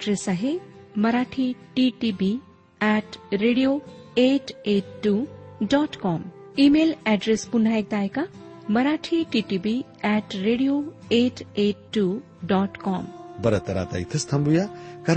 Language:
Marathi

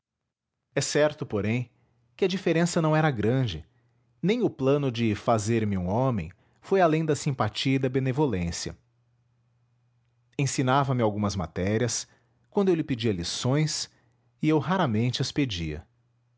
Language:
Portuguese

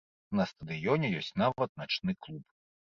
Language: Belarusian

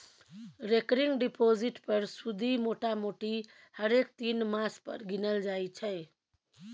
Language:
Maithili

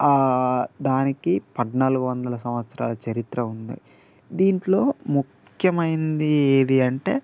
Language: Telugu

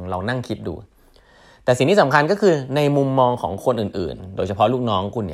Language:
Thai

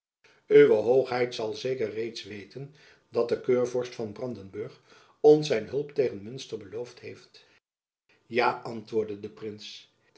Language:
Dutch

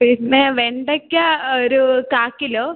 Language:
Malayalam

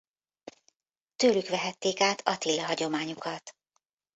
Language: Hungarian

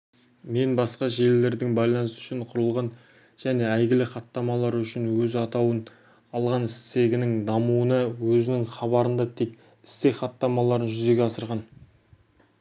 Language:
Kazakh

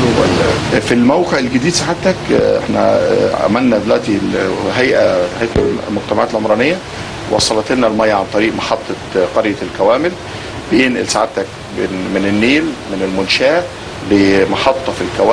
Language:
Arabic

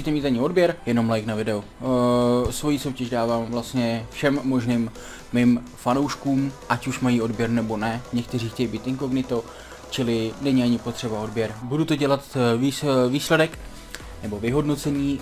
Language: Czech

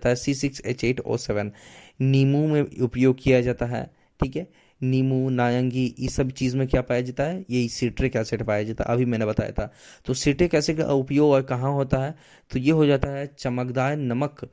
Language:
Hindi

